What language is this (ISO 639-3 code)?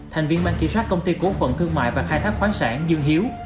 vie